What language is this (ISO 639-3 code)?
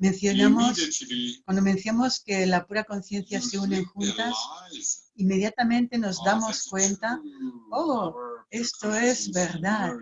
spa